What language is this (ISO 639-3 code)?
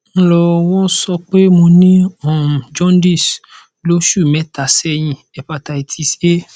yor